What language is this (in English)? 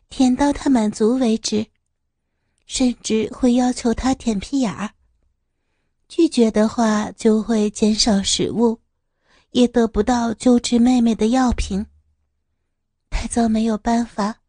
Chinese